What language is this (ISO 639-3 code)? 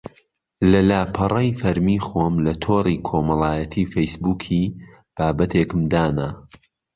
ckb